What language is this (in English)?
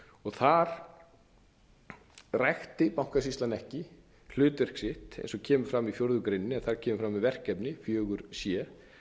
Icelandic